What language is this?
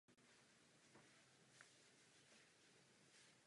Czech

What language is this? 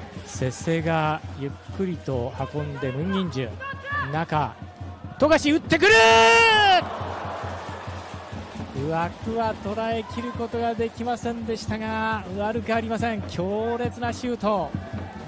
Japanese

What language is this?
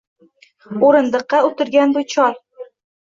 Uzbek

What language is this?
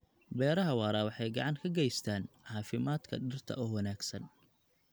Somali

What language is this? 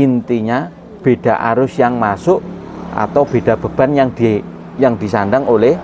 Indonesian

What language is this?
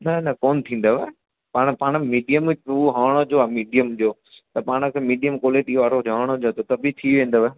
Sindhi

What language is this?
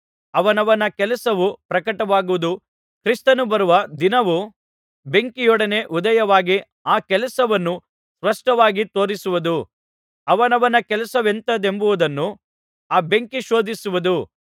Kannada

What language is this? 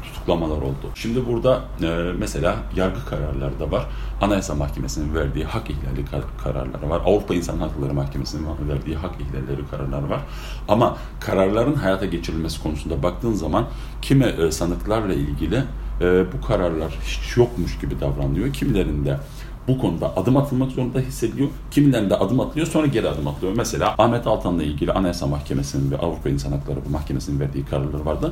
Turkish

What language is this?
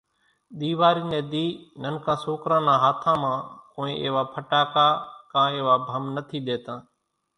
Kachi Koli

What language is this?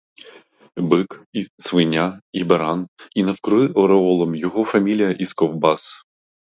Ukrainian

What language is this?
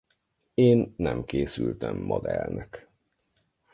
Hungarian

